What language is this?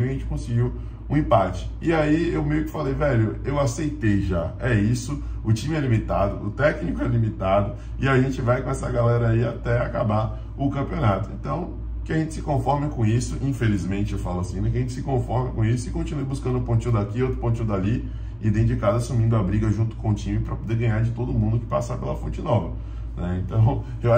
Portuguese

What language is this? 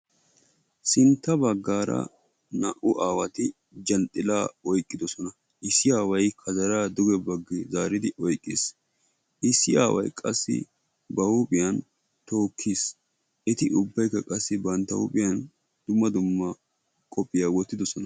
Wolaytta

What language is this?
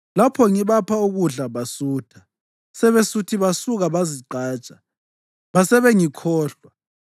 North Ndebele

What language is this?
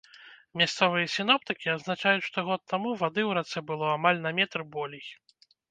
Belarusian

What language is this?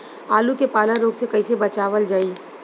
Bhojpuri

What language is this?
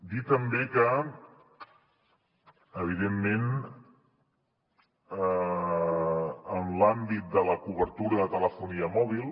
Catalan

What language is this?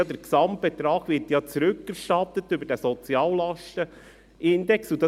Swiss German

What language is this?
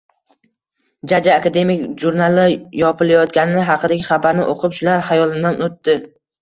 Uzbek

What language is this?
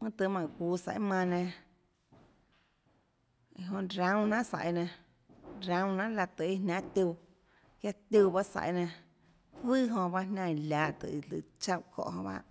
Tlacoatzintepec Chinantec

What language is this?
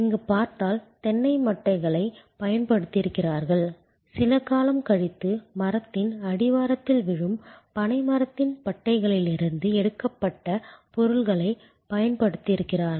Tamil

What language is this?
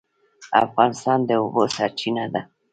Pashto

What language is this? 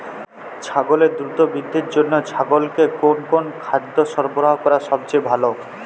Bangla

